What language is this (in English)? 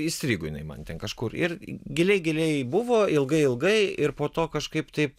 Lithuanian